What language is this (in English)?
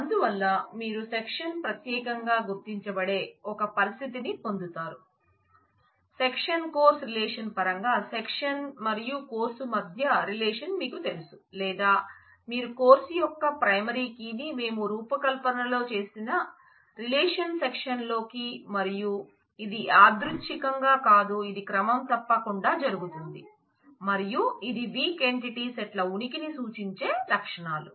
Telugu